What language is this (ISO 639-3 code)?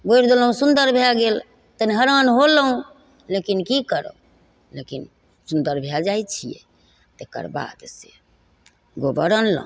mai